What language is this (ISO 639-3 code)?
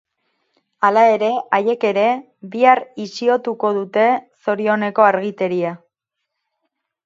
eus